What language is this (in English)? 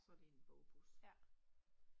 Danish